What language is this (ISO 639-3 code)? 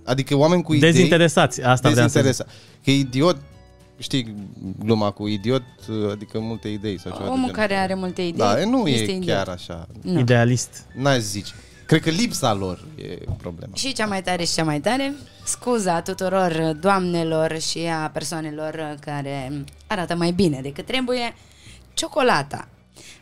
ron